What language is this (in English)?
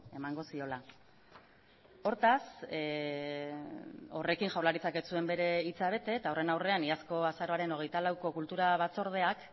Basque